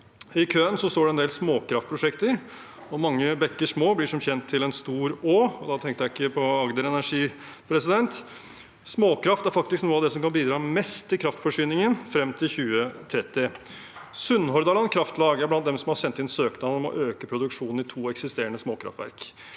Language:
Norwegian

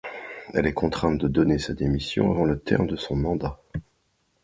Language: French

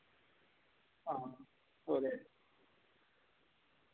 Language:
Dogri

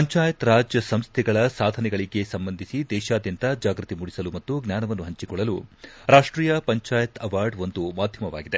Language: Kannada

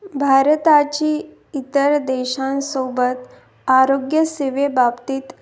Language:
Marathi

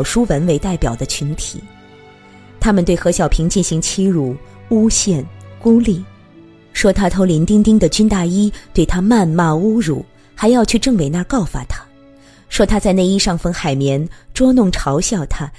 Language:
Chinese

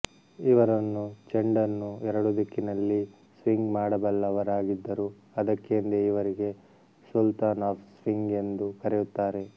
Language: Kannada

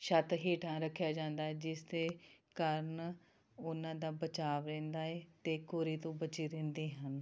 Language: Punjabi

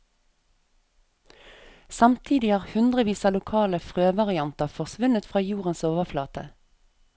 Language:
Norwegian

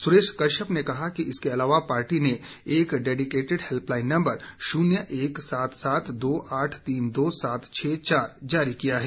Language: Hindi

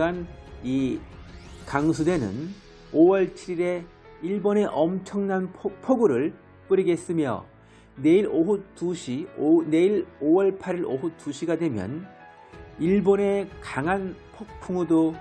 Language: Korean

